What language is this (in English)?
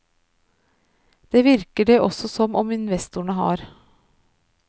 Norwegian